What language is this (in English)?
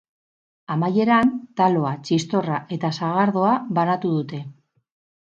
Basque